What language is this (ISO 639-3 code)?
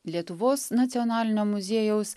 lit